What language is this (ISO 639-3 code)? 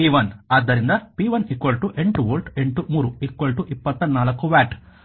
kan